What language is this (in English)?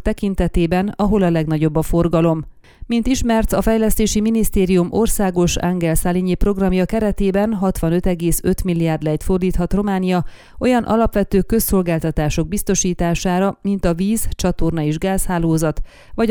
Hungarian